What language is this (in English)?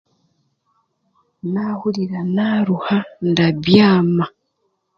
Chiga